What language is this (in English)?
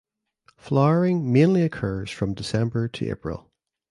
English